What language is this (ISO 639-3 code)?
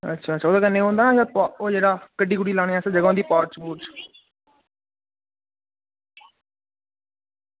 doi